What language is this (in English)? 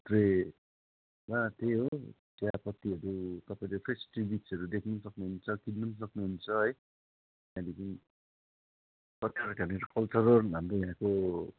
Nepali